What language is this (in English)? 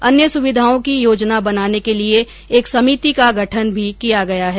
Hindi